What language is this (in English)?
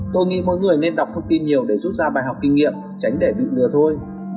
Vietnamese